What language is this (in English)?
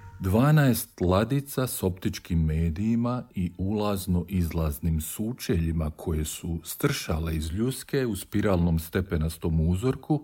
Croatian